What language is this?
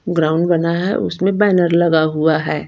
Hindi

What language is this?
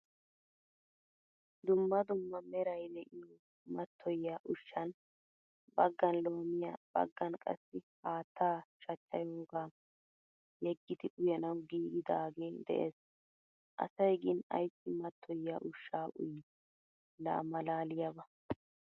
Wolaytta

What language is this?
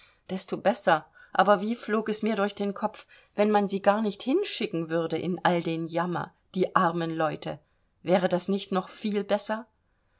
German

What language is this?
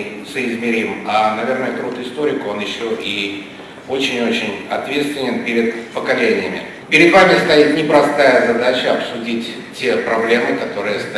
Russian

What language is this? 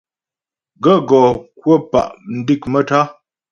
Ghomala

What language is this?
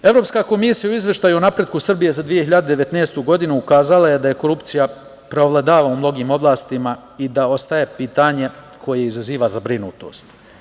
Serbian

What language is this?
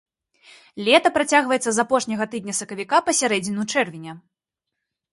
Belarusian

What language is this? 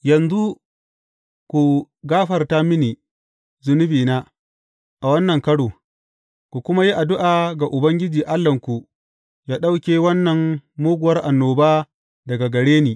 Hausa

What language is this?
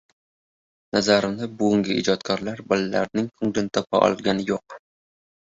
Uzbek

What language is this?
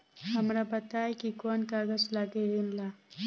Bhojpuri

